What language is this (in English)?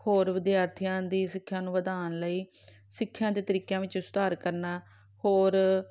Punjabi